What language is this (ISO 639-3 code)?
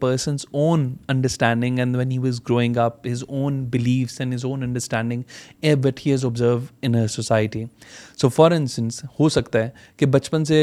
urd